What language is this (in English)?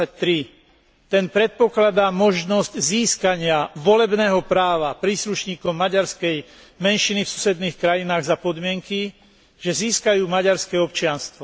Slovak